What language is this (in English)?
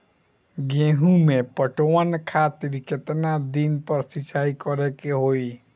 Bhojpuri